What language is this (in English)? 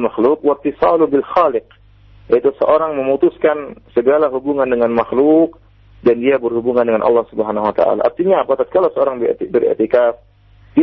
Malay